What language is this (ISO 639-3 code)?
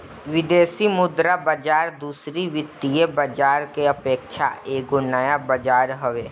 bho